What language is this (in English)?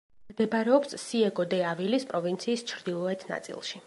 Georgian